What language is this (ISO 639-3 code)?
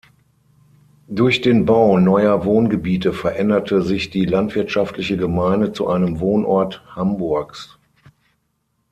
deu